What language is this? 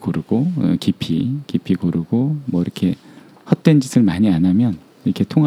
Korean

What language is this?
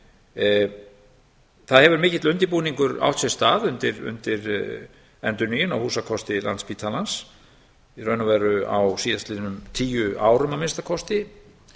Icelandic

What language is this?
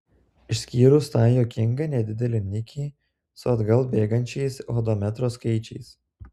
Lithuanian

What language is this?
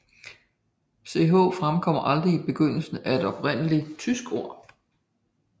Danish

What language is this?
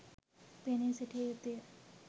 Sinhala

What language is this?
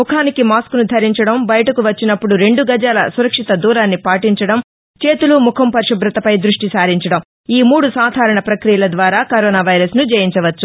Telugu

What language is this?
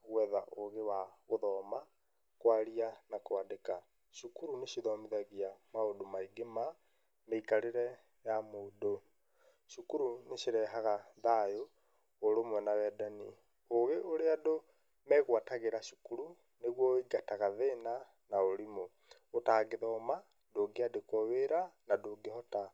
Kikuyu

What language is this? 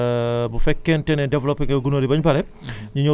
Wolof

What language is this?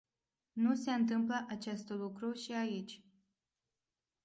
Romanian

